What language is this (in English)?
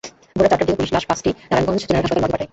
Bangla